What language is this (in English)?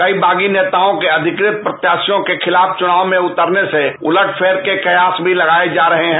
Hindi